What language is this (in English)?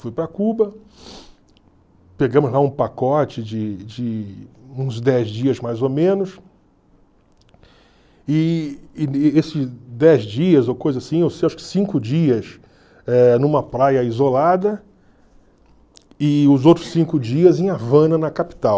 Portuguese